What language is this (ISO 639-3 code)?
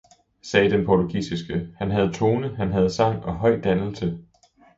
dan